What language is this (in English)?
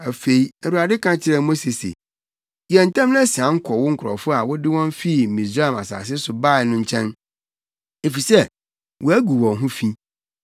Akan